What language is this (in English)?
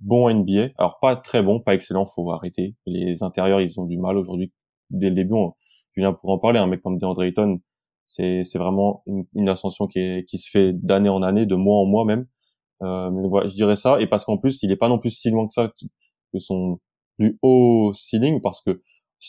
French